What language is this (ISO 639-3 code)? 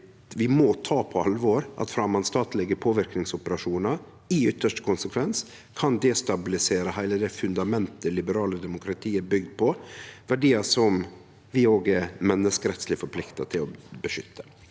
nor